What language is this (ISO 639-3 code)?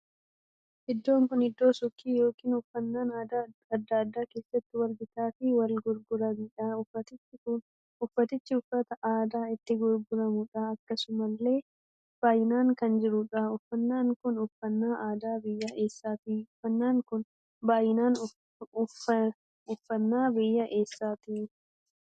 orm